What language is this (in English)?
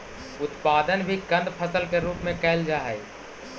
Magahi